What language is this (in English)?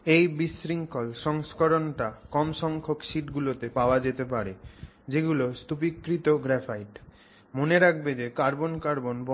Bangla